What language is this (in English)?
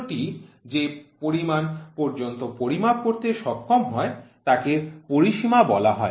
Bangla